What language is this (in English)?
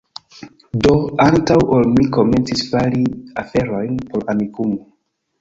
Esperanto